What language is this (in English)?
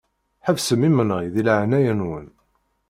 Kabyle